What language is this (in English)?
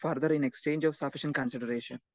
Malayalam